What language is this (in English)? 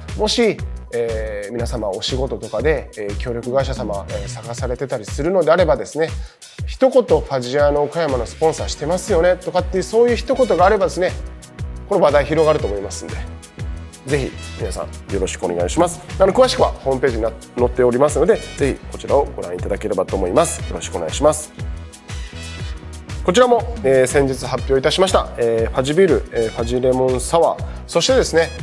Japanese